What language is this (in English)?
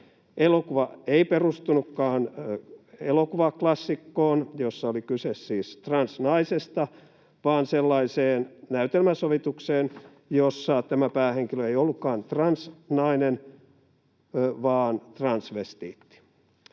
Finnish